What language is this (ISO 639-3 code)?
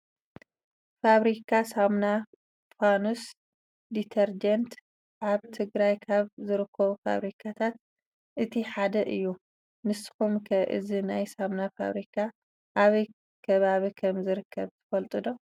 tir